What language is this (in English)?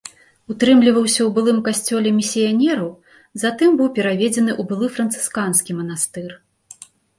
Belarusian